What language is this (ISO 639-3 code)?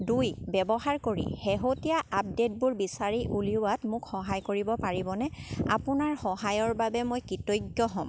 asm